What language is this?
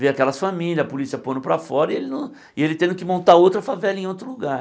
Portuguese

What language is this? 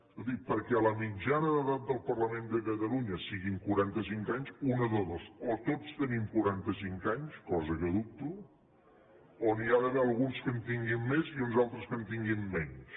Catalan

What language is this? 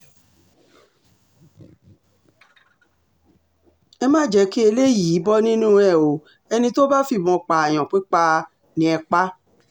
Yoruba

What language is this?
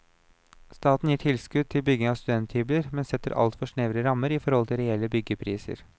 Norwegian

